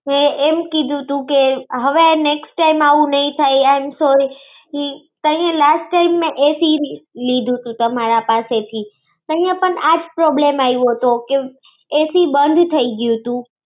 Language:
Gujarati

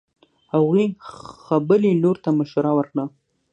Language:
Pashto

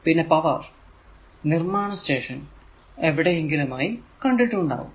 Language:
Malayalam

